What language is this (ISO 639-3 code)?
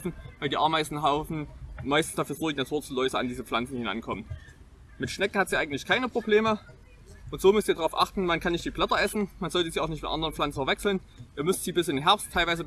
deu